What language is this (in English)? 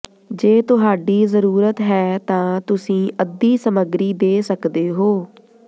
Punjabi